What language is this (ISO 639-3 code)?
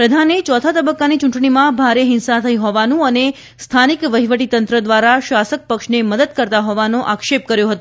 guj